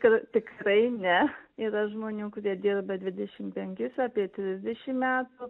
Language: Lithuanian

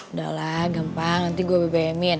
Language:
Indonesian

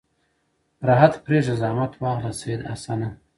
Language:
Pashto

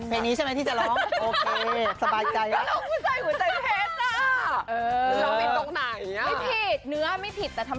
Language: Thai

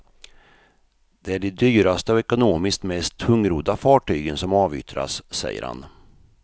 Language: Swedish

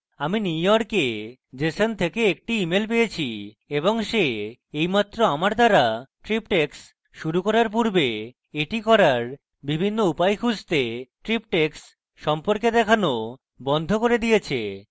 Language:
Bangla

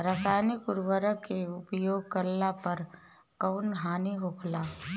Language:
Bhojpuri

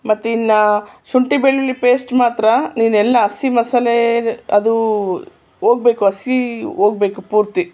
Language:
Kannada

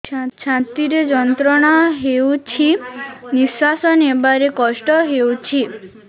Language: Odia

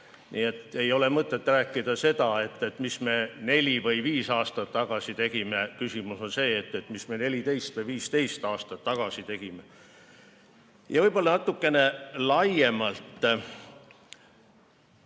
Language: Estonian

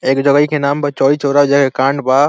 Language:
Bhojpuri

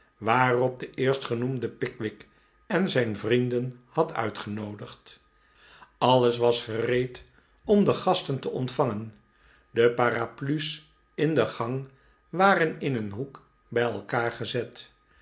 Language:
Dutch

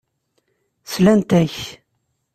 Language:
Kabyle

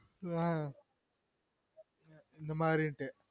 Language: Tamil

